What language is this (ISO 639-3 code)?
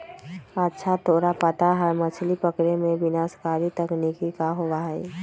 mag